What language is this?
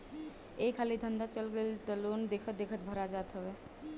Bhojpuri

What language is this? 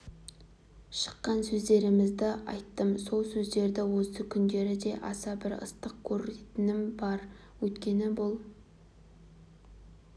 Kazakh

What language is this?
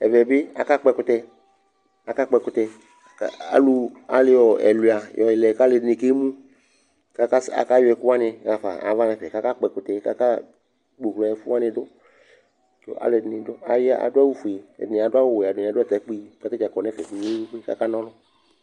Ikposo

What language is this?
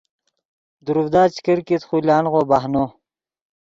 Yidgha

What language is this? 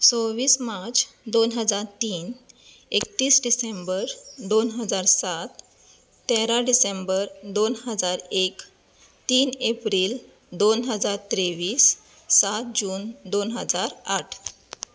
Konkani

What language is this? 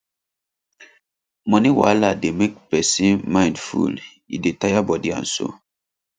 Nigerian Pidgin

